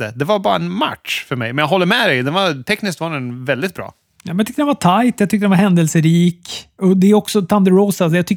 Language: Swedish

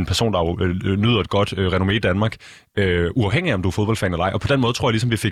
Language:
Danish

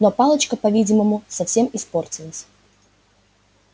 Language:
Russian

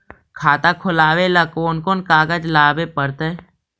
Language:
Magahi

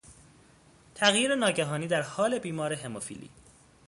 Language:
Persian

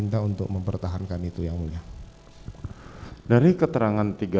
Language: Indonesian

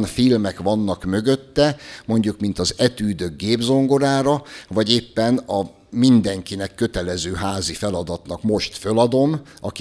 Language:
Hungarian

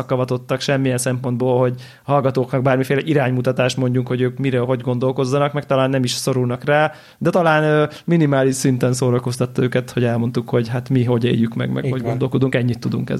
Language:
Hungarian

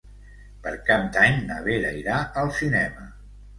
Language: Catalan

